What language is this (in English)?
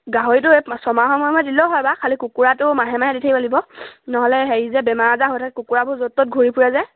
Assamese